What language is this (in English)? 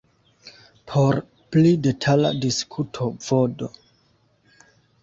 Esperanto